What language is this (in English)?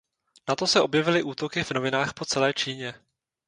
Czech